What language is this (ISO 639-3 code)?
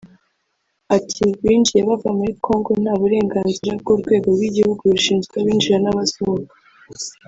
kin